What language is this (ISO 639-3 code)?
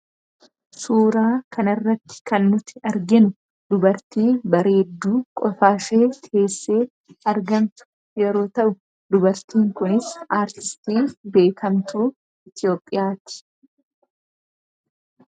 orm